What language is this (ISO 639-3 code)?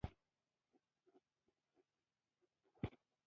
pus